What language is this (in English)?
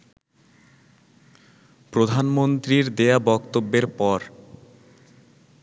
Bangla